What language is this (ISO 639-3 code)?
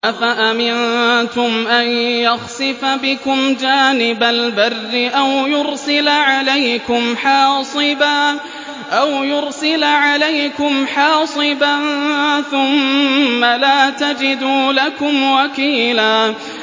ara